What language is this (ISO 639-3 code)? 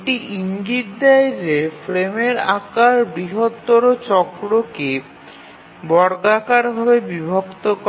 ben